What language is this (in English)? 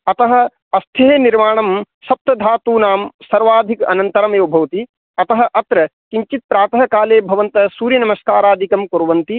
Sanskrit